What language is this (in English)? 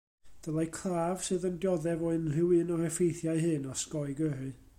Welsh